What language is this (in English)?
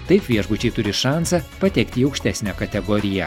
Lithuanian